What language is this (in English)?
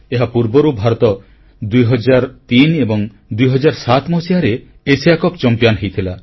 Odia